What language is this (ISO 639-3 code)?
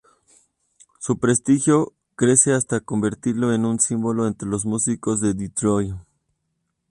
spa